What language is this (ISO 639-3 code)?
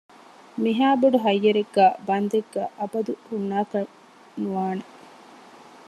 div